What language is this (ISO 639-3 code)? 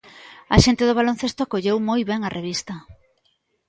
glg